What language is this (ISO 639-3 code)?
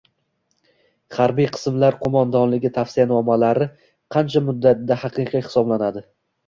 uzb